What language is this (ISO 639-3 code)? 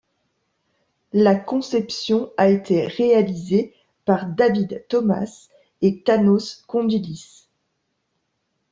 fra